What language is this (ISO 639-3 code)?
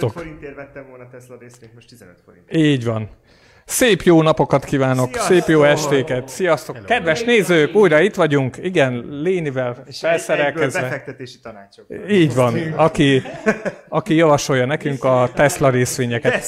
hun